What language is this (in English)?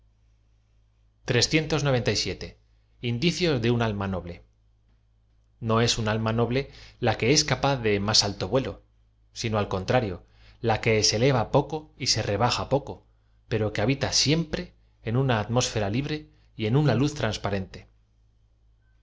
Spanish